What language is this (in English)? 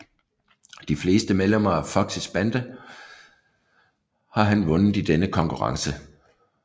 Danish